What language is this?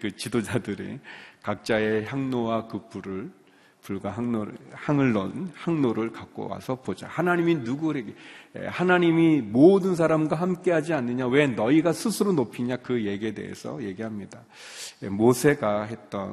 Korean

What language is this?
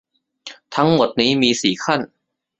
Thai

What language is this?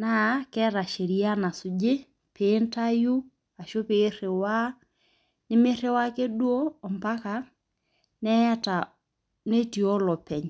Masai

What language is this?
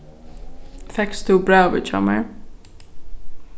Faroese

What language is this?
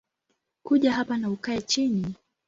Swahili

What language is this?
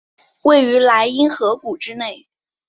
Chinese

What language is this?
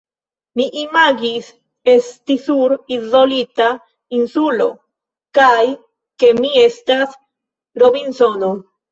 Esperanto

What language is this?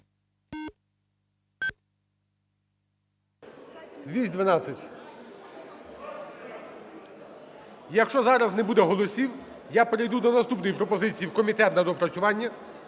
Ukrainian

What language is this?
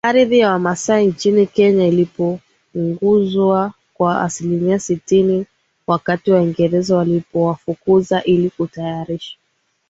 Swahili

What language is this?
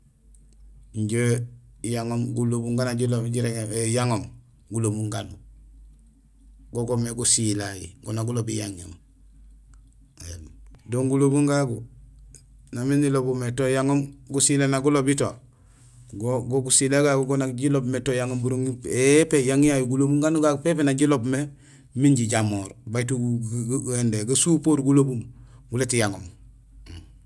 Gusilay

